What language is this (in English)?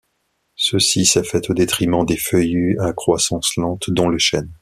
French